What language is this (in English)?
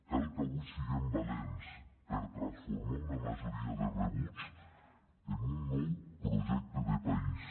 Catalan